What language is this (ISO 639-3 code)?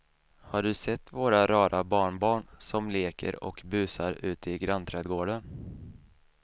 swe